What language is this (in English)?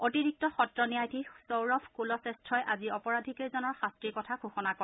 Assamese